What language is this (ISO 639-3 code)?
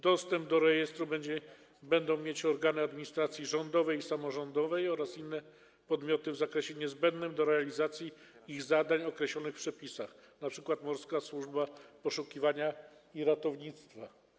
pol